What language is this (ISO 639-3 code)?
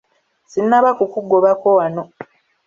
lug